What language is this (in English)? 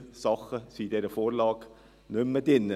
Swiss German